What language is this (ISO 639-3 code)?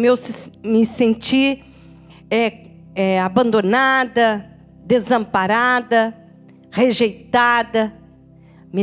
por